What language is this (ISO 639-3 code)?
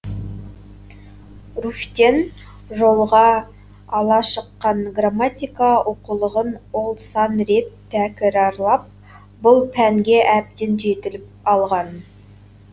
kaz